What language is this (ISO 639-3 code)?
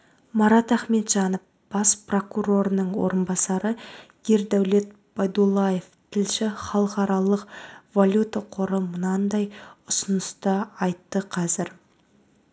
kaz